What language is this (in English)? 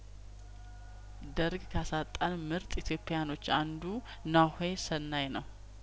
Amharic